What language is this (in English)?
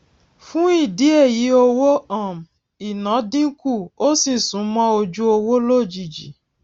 Yoruba